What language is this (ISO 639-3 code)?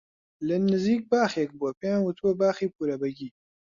ckb